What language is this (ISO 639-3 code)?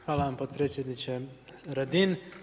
hrv